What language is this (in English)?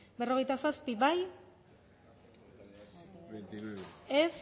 Basque